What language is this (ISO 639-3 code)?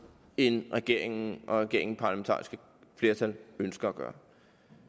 dan